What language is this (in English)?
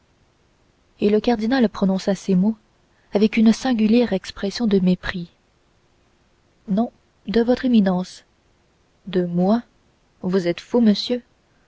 French